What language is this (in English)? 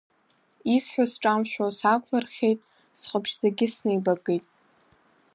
Abkhazian